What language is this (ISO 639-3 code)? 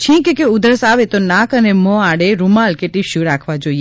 guj